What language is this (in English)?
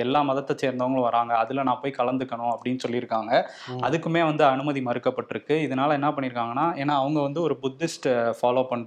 Tamil